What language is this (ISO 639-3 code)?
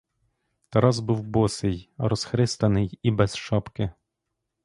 ukr